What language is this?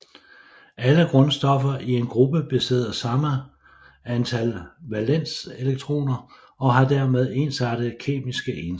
Danish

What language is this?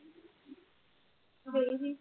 Punjabi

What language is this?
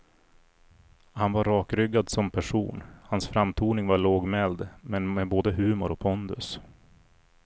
Swedish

